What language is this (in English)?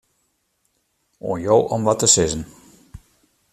Western Frisian